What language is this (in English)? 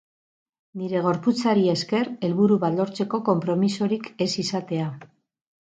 Basque